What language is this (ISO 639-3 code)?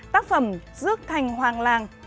vie